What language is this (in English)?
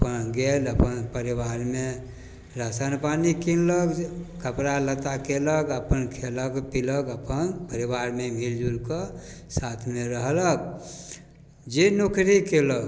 Maithili